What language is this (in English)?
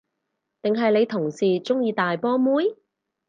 Cantonese